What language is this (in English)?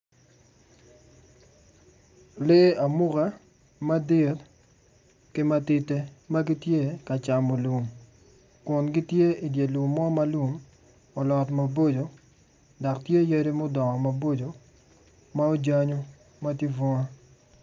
Acoli